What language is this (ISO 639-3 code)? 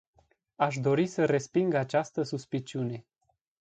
ron